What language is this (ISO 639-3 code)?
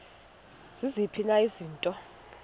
xho